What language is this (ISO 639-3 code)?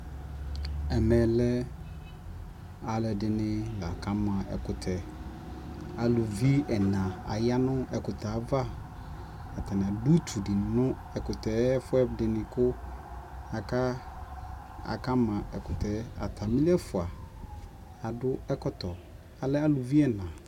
kpo